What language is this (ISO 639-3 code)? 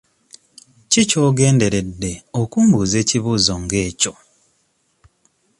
lug